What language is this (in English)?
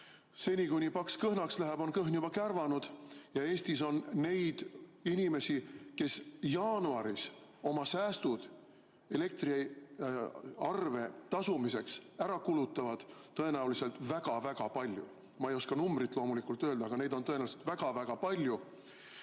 Estonian